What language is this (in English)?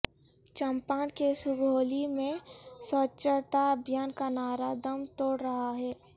Urdu